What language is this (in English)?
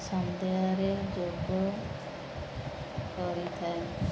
Odia